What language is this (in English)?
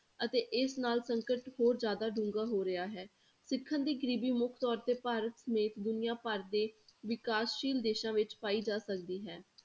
Punjabi